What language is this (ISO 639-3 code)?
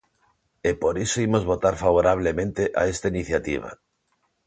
glg